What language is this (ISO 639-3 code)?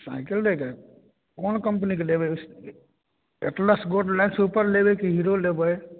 mai